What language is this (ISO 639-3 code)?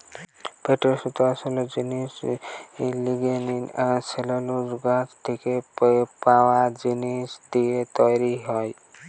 ben